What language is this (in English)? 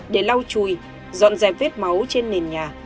Vietnamese